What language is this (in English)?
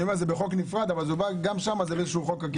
Hebrew